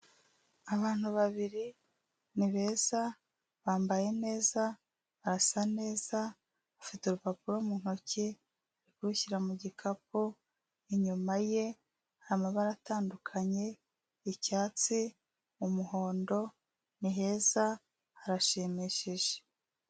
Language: Kinyarwanda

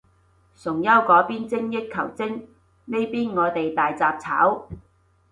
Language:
Cantonese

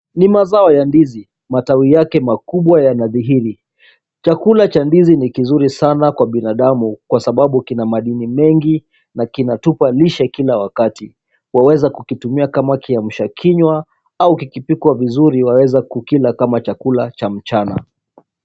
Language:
Swahili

